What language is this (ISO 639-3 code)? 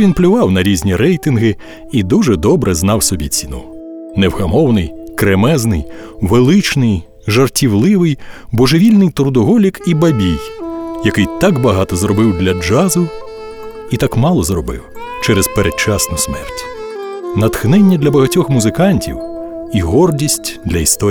ukr